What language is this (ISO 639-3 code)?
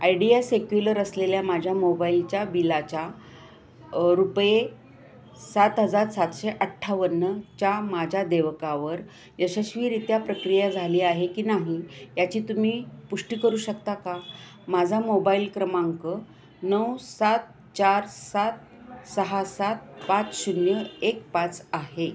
mar